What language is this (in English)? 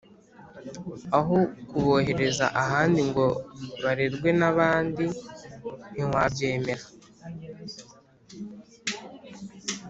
Kinyarwanda